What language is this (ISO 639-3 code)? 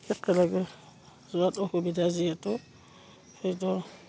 asm